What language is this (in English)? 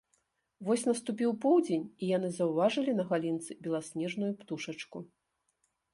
Belarusian